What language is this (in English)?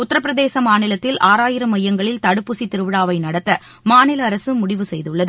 Tamil